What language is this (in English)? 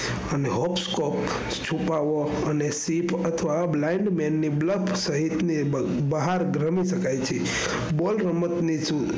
Gujarati